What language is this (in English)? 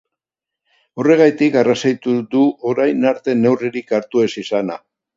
Basque